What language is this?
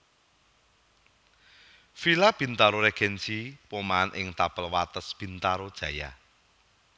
Javanese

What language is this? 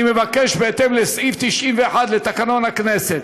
Hebrew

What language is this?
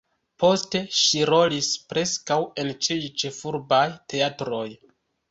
Esperanto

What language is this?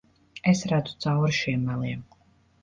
Latvian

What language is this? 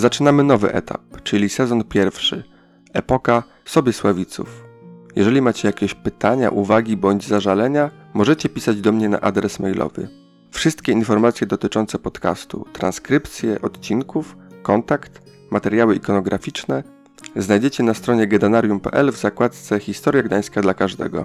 Polish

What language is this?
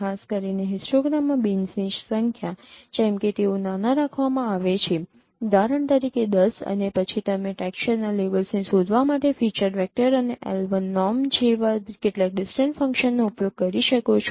Gujarati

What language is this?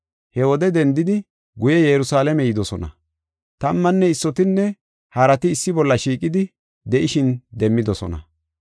Gofa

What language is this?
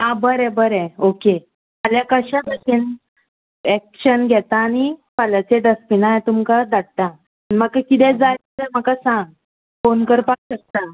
Konkani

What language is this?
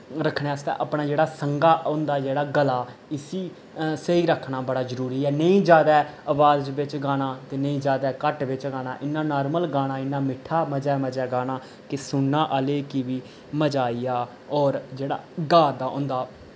Dogri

